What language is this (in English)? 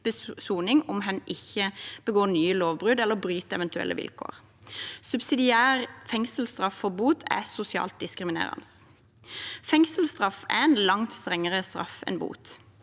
Norwegian